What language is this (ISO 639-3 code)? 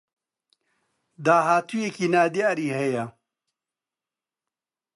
ckb